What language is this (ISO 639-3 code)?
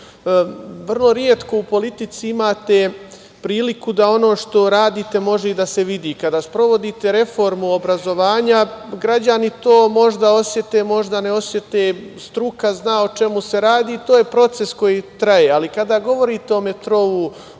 srp